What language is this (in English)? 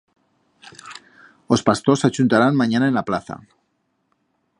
Aragonese